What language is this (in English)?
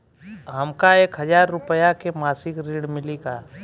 Bhojpuri